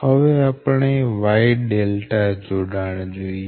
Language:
Gujarati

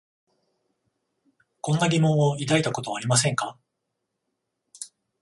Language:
Japanese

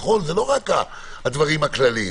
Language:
Hebrew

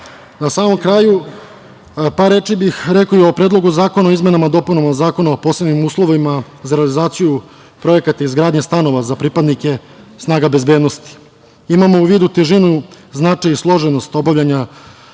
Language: Serbian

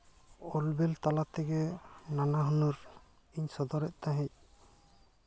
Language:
Santali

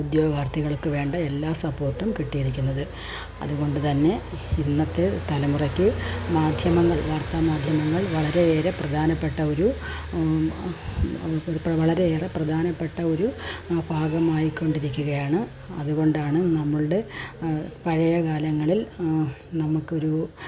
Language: Malayalam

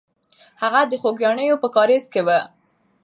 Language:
Pashto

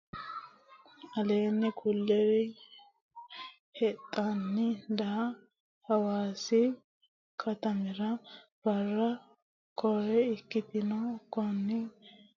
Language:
Sidamo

